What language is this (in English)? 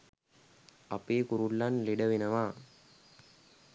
Sinhala